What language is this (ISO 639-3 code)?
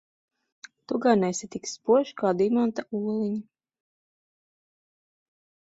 lav